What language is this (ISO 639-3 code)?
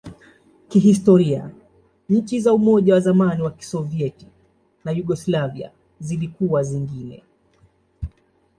swa